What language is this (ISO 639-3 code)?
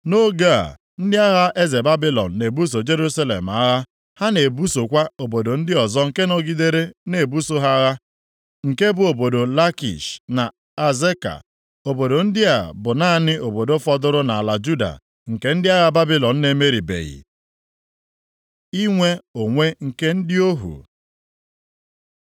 ibo